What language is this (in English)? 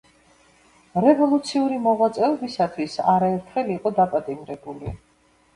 Georgian